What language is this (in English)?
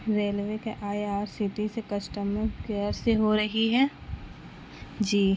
Urdu